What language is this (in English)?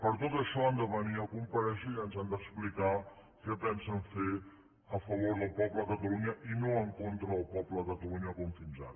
Catalan